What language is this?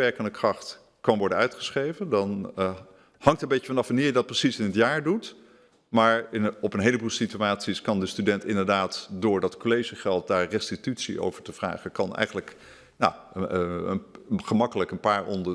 Dutch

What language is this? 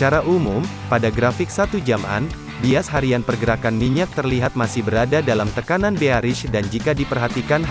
Indonesian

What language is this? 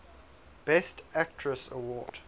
English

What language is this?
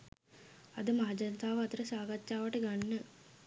Sinhala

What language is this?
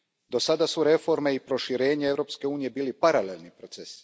Croatian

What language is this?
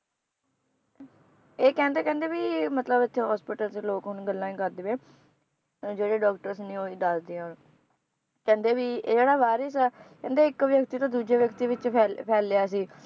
Punjabi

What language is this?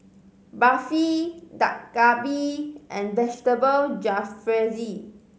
English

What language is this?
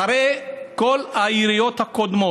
Hebrew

